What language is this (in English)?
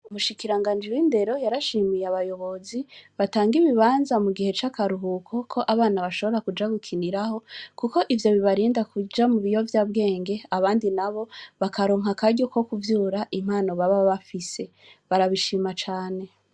Rundi